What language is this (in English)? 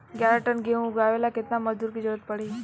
Bhojpuri